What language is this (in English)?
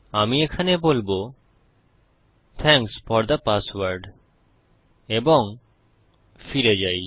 Bangla